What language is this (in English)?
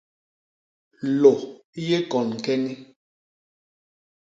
Basaa